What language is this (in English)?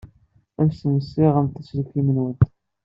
Kabyle